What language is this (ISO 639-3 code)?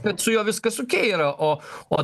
lit